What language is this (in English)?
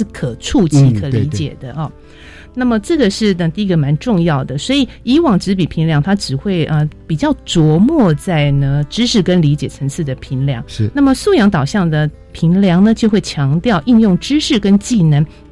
Chinese